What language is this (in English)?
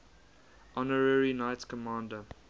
English